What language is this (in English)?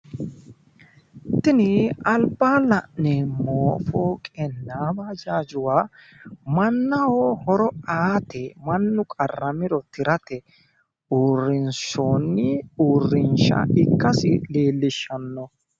Sidamo